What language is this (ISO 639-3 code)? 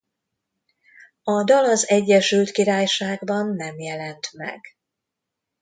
hun